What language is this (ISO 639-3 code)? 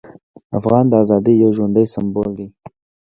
pus